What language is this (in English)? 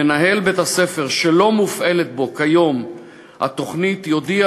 Hebrew